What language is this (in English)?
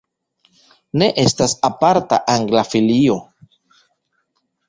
Esperanto